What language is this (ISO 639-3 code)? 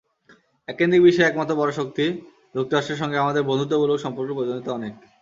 ben